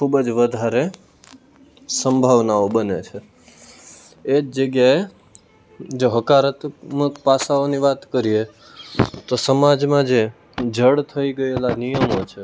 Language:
Gujarati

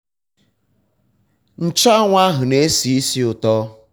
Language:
Igbo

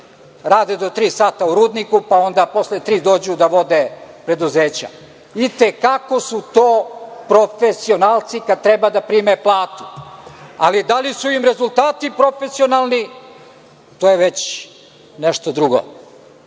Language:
Serbian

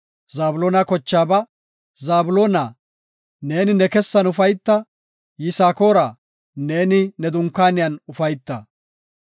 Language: Gofa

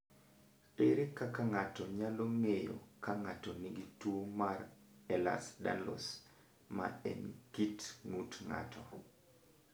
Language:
Luo (Kenya and Tanzania)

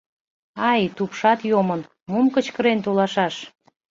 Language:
Mari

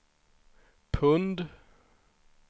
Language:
Swedish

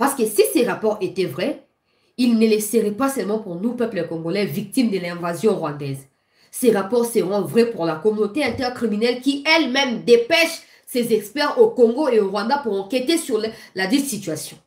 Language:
French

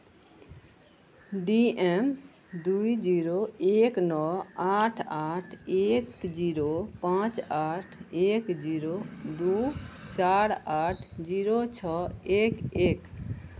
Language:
Maithili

